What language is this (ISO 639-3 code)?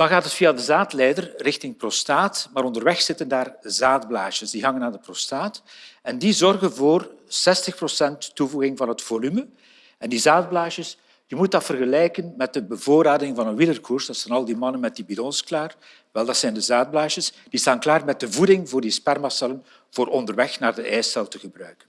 nld